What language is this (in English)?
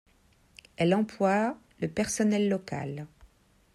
French